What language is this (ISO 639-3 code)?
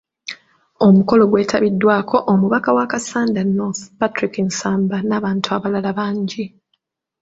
lug